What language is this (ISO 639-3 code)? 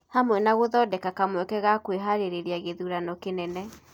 kik